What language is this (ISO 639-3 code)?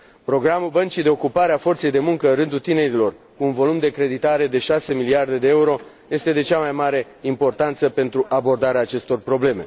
ron